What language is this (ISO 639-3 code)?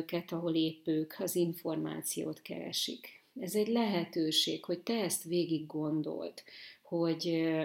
hun